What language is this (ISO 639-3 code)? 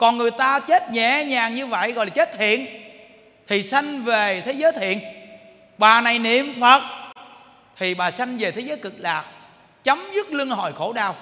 vie